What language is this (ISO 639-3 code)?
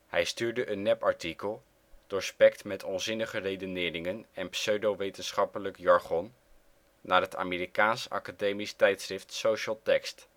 nld